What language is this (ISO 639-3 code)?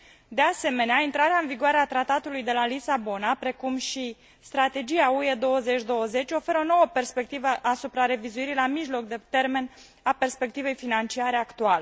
ron